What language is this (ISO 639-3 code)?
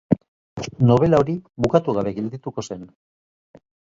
eus